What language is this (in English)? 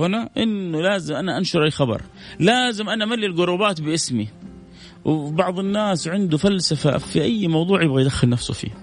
Arabic